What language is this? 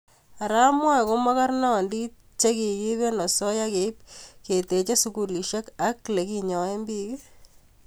Kalenjin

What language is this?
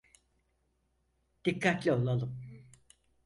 Turkish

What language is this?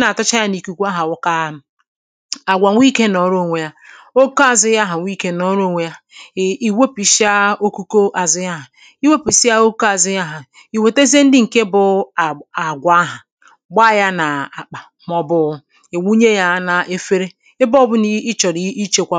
Igbo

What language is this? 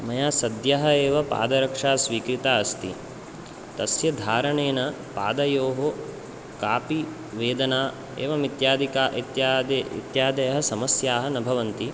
Sanskrit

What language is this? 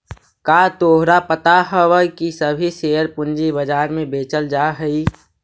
Magahi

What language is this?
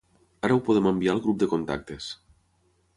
Catalan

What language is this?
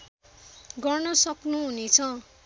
Nepali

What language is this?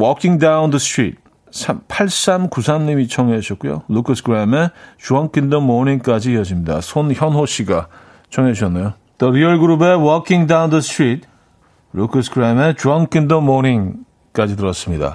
Korean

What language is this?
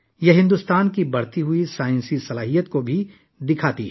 Urdu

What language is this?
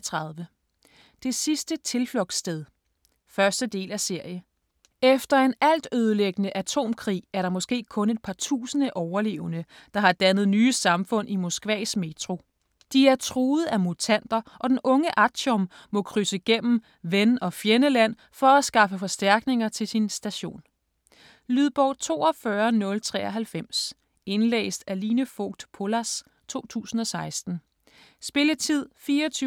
Danish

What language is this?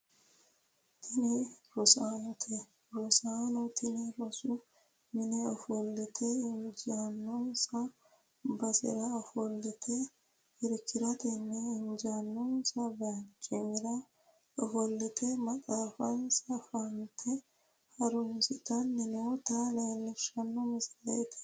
Sidamo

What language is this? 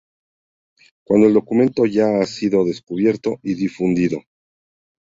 Spanish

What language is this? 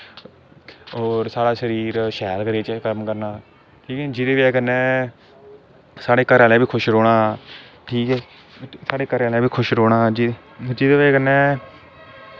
Dogri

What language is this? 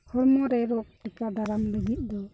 Santali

